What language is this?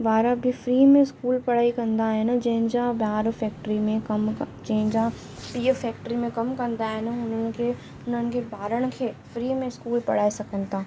Sindhi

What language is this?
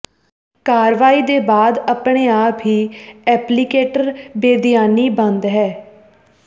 Punjabi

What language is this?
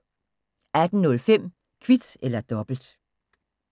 Danish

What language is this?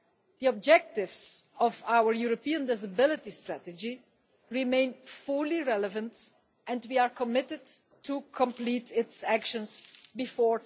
English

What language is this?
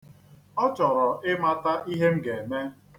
Igbo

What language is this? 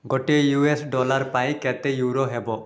Odia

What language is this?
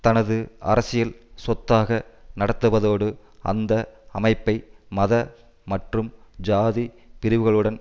Tamil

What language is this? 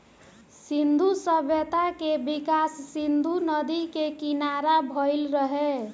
Bhojpuri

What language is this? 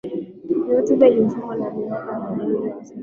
Swahili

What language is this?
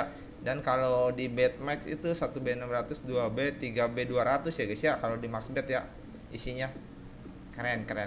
Indonesian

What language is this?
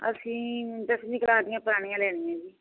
Punjabi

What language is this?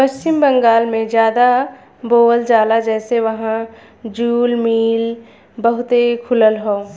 Bhojpuri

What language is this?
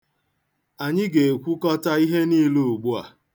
Igbo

